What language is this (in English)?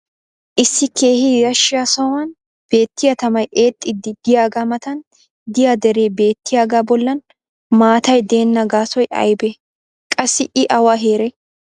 Wolaytta